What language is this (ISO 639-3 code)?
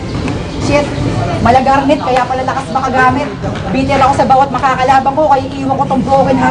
fil